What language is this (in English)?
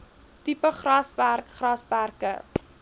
Afrikaans